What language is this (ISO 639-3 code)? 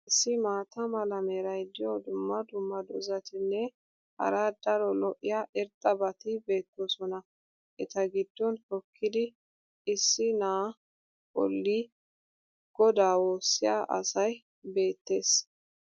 wal